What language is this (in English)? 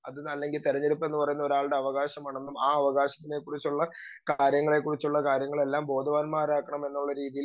Malayalam